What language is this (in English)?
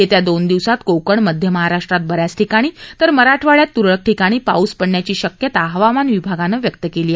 Marathi